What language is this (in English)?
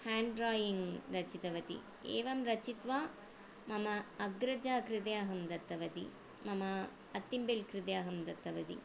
Sanskrit